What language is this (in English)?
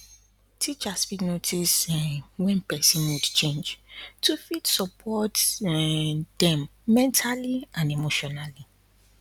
Nigerian Pidgin